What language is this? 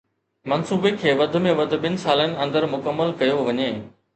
Sindhi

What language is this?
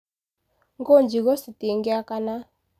Kikuyu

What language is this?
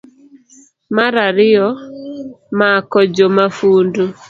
Luo (Kenya and Tanzania)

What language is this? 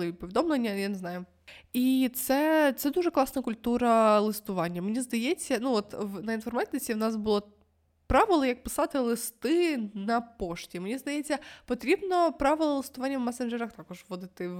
Ukrainian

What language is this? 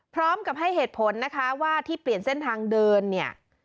Thai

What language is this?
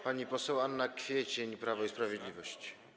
Polish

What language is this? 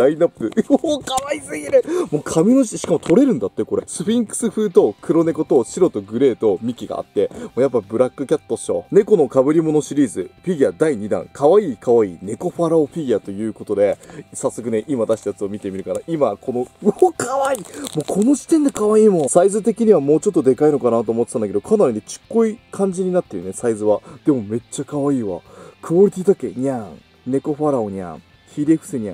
Japanese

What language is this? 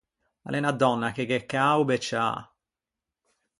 Ligurian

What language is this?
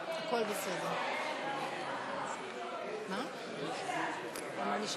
Hebrew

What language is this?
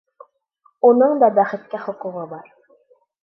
Bashkir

